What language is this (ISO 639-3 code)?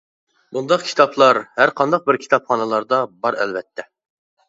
uig